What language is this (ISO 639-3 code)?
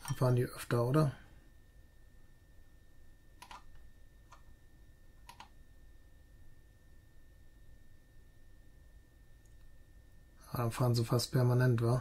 deu